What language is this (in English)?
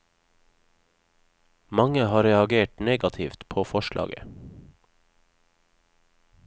Norwegian